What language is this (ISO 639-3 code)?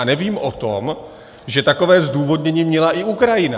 ces